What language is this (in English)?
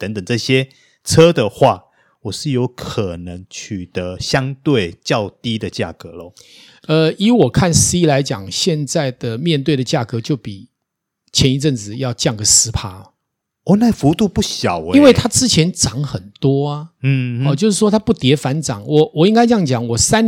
Chinese